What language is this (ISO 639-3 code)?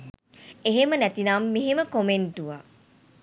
sin